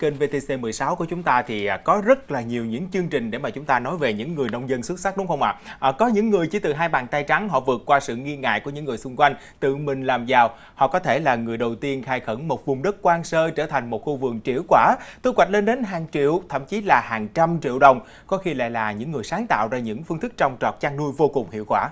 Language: Vietnamese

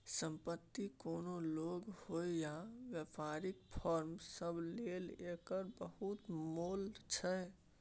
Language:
Maithili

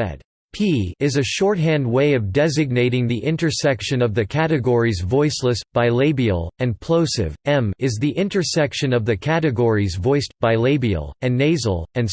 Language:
English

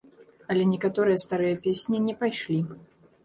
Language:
Belarusian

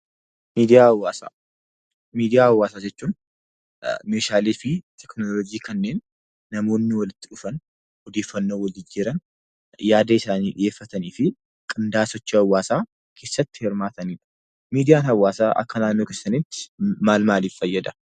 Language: Oromo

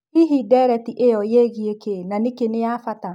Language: Kikuyu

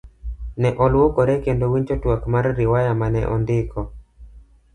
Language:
Luo (Kenya and Tanzania)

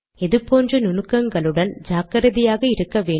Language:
Tamil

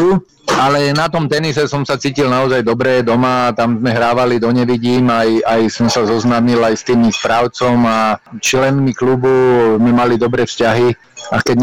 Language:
Slovak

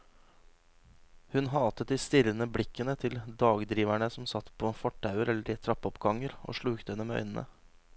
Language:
Norwegian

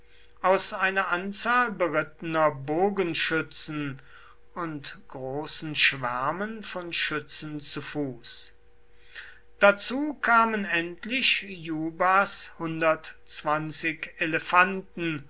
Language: German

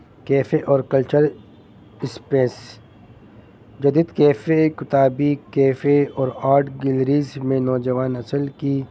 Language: Urdu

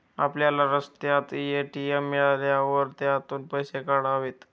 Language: Marathi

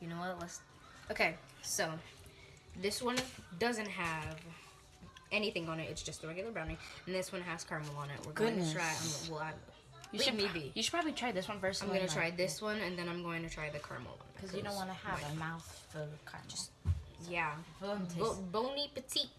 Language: English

